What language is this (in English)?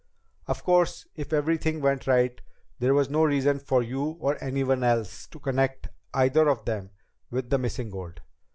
English